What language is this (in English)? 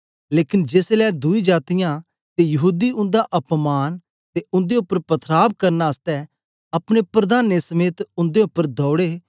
Dogri